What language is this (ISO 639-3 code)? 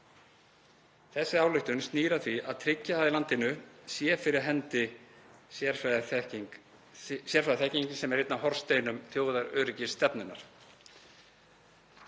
isl